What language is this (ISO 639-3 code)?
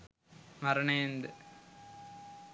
sin